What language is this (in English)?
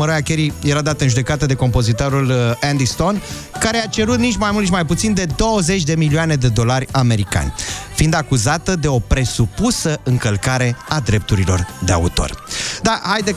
Romanian